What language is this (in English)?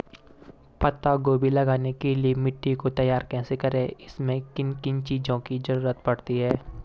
Hindi